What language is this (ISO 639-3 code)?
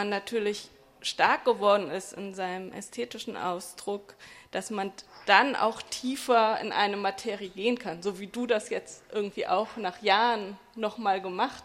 deu